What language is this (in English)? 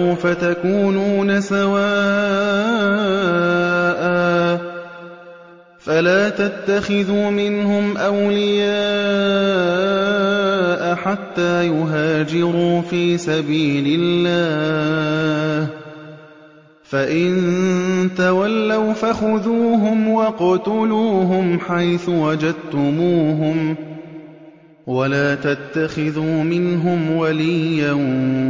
Arabic